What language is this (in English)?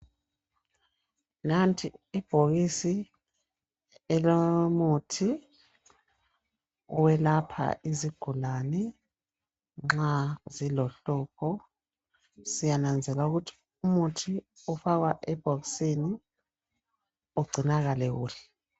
North Ndebele